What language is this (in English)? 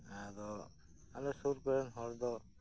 Santali